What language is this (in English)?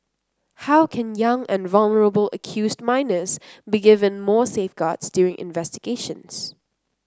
English